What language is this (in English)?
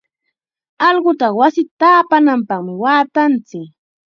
Chiquián Ancash Quechua